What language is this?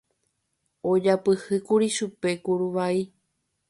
Guarani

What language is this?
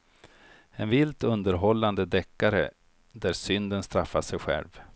Swedish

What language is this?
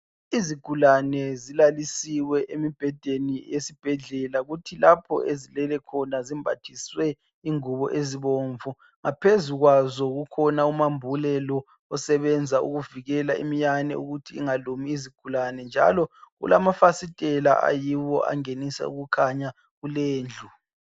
North Ndebele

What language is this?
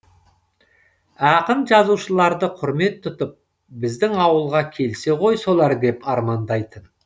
Kazakh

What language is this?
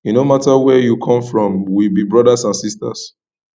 Nigerian Pidgin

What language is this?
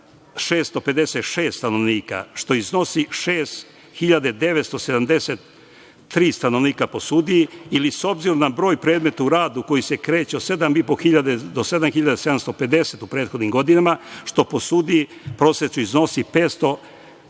Serbian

